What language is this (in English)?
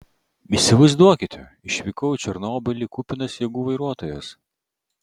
Lithuanian